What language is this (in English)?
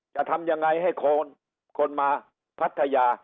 Thai